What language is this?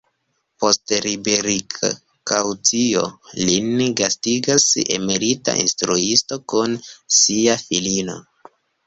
Esperanto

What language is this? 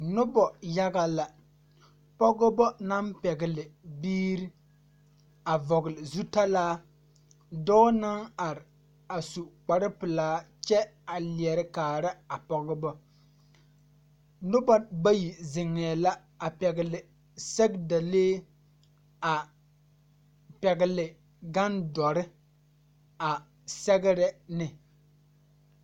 Southern Dagaare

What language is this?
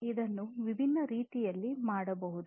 Kannada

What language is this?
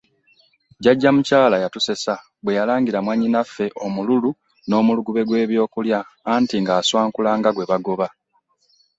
Ganda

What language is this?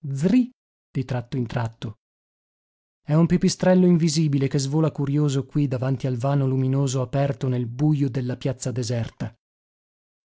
Italian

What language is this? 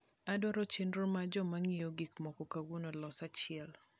Luo (Kenya and Tanzania)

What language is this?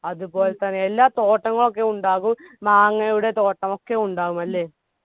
Malayalam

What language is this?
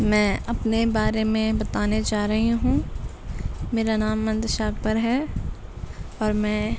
Urdu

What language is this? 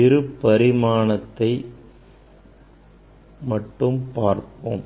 Tamil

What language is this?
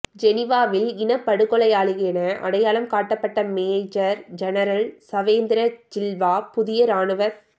Tamil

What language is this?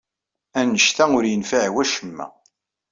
Kabyle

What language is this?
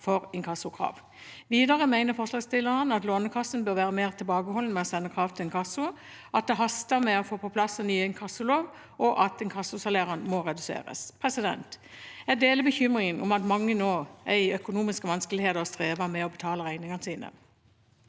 Norwegian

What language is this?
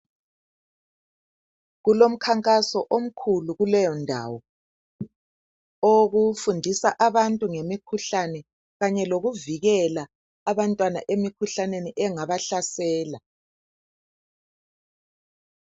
North Ndebele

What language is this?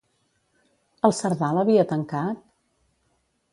Catalan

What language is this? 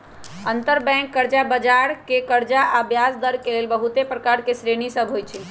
Magahi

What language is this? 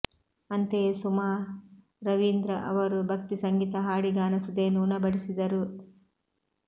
Kannada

